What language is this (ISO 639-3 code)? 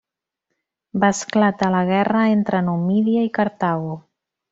cat